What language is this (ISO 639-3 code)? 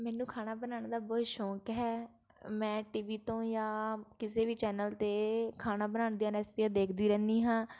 pan